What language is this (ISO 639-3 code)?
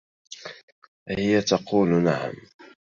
ara